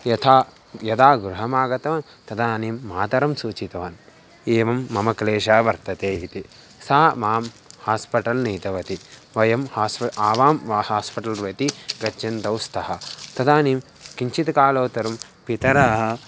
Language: Sanskrit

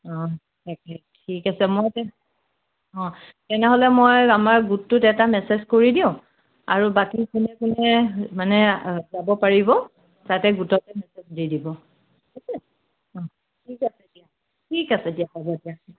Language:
Assamese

